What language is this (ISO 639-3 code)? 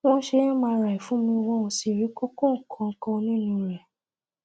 yor